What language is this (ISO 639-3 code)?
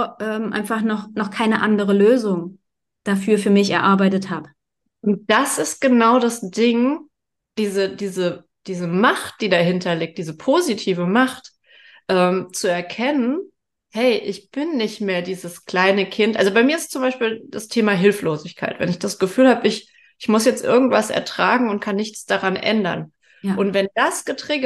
deu